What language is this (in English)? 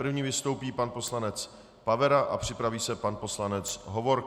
Czech